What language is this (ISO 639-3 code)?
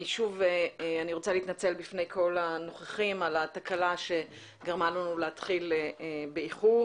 heb